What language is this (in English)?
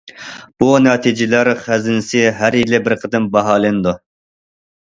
Uyghur